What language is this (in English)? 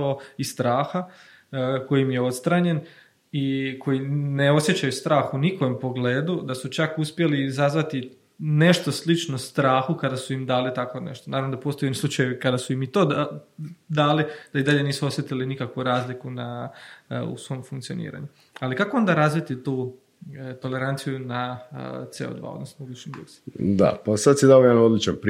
Croatian